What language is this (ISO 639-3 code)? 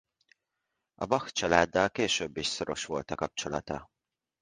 hun